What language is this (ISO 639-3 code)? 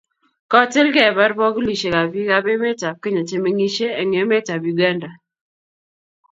kln